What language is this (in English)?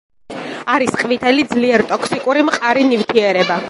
Georgian